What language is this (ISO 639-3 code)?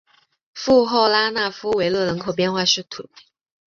zho